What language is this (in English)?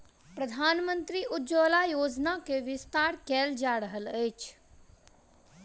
Maithili